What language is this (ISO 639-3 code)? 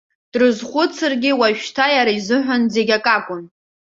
abk